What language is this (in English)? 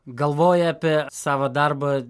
Lithuanian